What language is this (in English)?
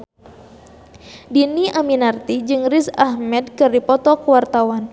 Sundanese